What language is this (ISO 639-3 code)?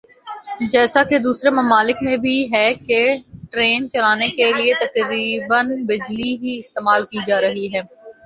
urd